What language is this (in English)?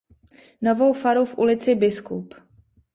Czech